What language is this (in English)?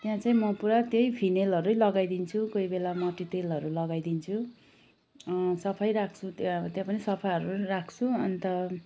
Nepali